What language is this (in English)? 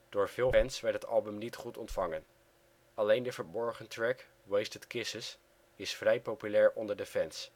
Dutch